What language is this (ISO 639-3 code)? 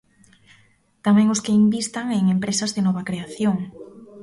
glg